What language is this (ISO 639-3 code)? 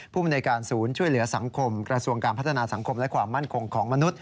tha